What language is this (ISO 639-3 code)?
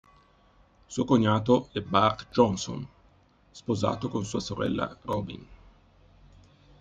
ita